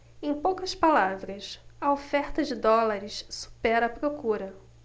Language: Portuguese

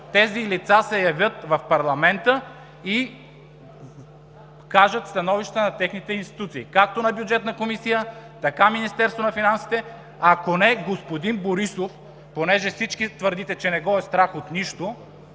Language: Bulgarian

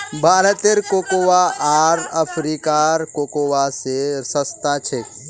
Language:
Magahi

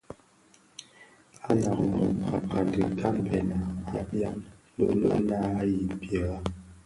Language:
Bafia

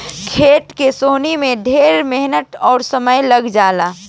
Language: Bhojpuri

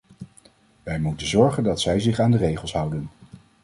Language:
Dutch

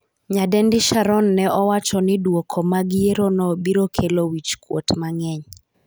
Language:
Luo (Kenya and Tanzania)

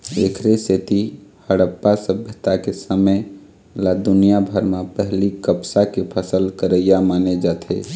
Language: Chhattisgarhi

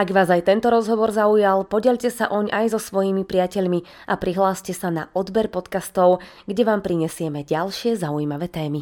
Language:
Slovak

